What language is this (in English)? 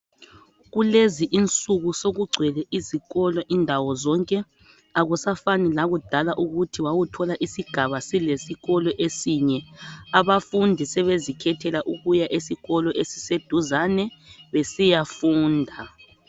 North Ndebele